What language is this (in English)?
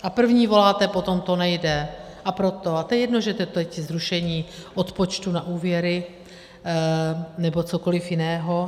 Czech